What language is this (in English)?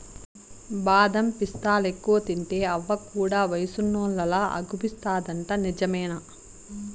Telugu